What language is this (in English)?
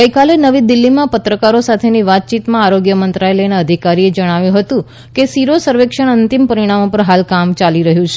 Gujarati